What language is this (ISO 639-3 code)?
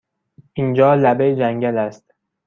fas